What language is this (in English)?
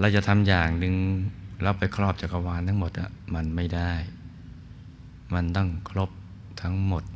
Thai